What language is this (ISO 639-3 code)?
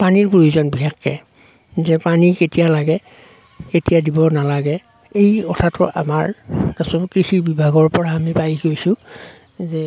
asm